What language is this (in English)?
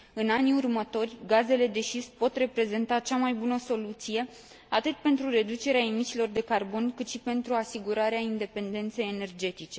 Romanian